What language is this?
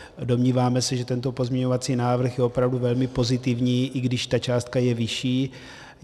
Czech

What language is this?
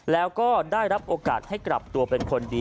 Thai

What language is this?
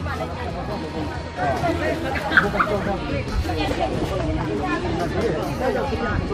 Indonesian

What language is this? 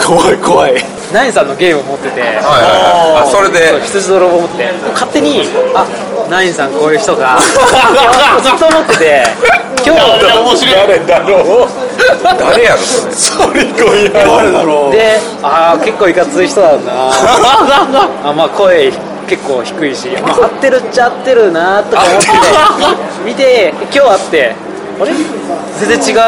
Japanese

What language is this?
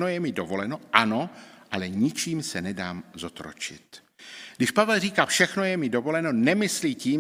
Czech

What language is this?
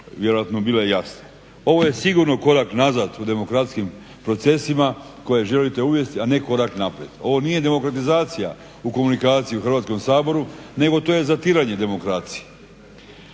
Croatian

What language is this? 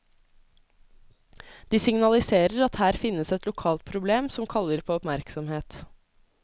Norwegian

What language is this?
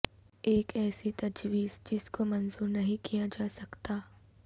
Urdu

